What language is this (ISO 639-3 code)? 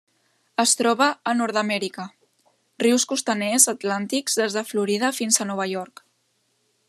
cat